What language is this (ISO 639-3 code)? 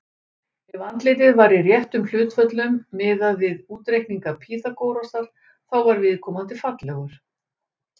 isl